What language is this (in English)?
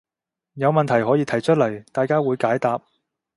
Cantonese